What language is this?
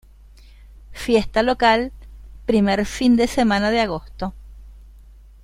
Spanish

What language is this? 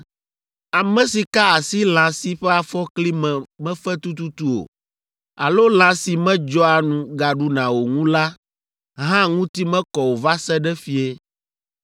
Ewe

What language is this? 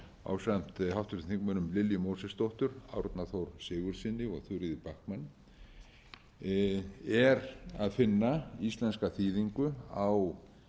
Icelandic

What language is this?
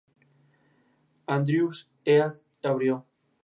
Spanish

